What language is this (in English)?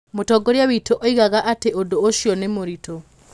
Kikuyu